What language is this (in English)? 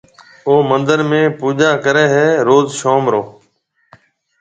Marwari (Pakistan)